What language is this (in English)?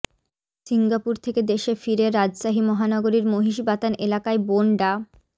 Bangla